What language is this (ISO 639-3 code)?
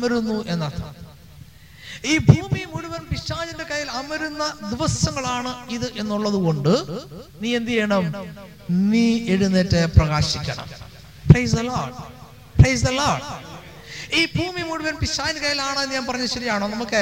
mal